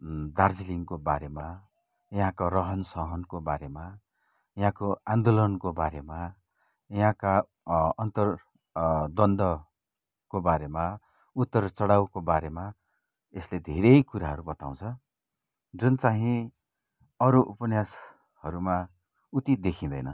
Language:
Nepali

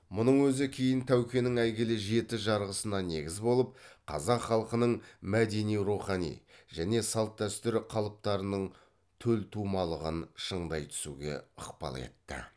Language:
Kazakh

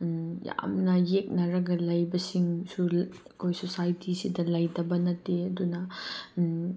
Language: Manipuri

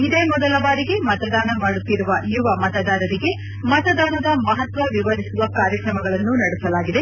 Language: Kannada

